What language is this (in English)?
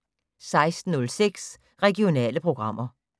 Danish